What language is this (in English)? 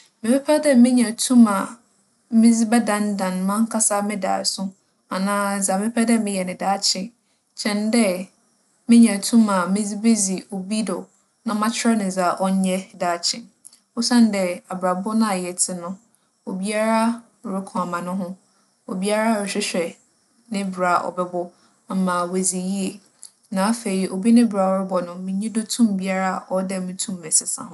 Akan